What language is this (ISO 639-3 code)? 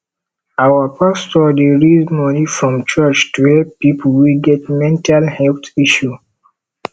pcm